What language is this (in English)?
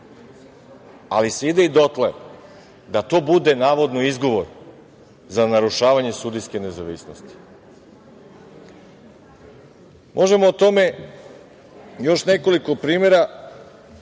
Serbian